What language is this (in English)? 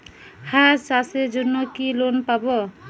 Bangla